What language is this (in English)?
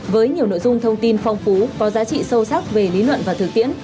Vietnamese